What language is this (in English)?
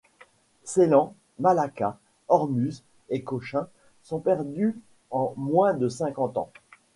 French